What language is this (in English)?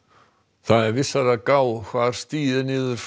Icelandic